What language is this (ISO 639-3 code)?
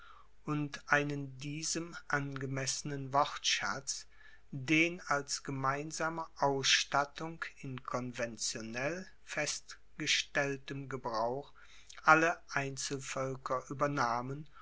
deu